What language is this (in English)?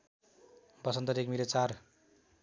Nepali